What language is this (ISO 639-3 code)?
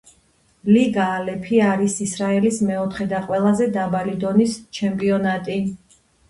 kat